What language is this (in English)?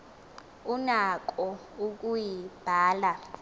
Xhosa